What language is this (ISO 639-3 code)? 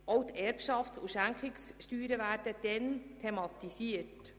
gsw